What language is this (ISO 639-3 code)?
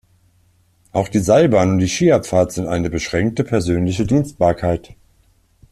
deu